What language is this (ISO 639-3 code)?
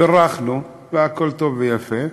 heb